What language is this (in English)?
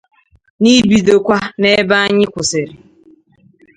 Igbo